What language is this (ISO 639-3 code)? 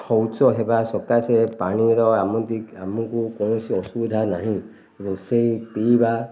ori